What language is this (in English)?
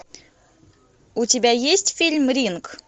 Russian